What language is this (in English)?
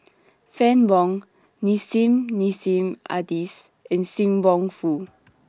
English